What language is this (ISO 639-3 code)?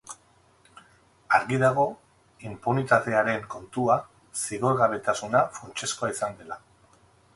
eus